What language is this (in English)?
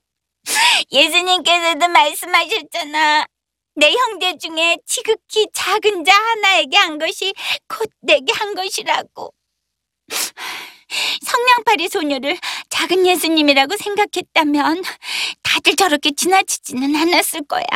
Korean